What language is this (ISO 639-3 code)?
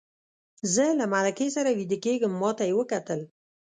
pus